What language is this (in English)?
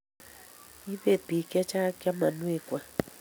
Kalenjin